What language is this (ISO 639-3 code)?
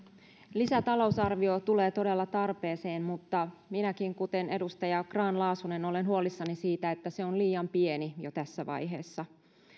fin